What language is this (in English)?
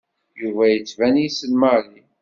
Kabyle